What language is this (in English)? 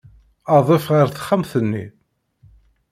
Kabyle